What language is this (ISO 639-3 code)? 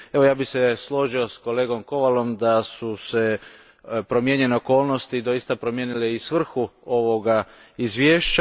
hrv